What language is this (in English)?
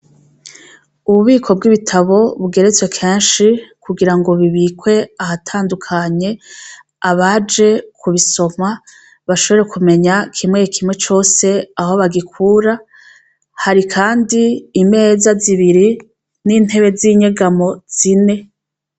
Rundi